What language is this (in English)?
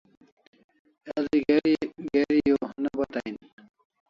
Kalasha